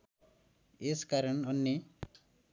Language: Nepali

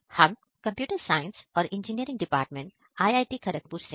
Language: Hindi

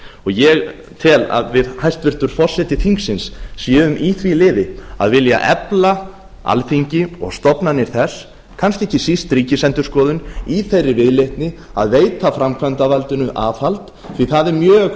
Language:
Icelandic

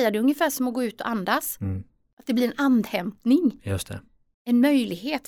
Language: Swedish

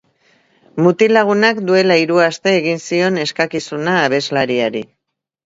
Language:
Basque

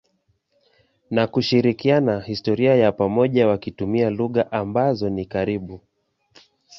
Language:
Swahili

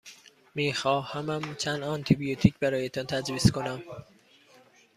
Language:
Persian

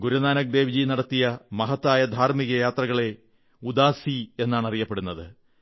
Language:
Malayalam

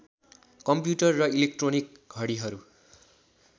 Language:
Nepali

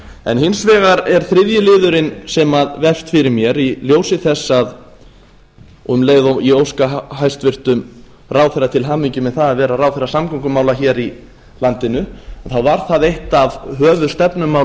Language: Icelandic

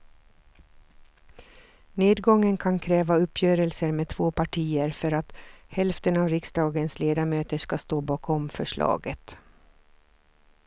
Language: Swedish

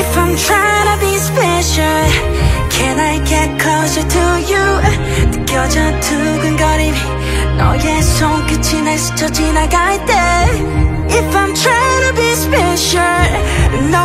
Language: Korean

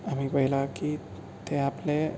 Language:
Konkani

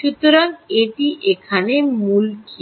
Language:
Bangla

